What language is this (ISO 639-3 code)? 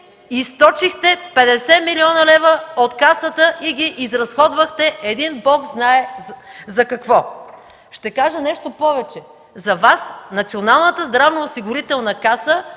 bul